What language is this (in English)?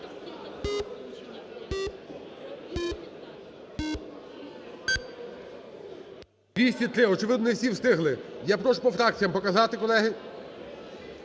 Ukrainian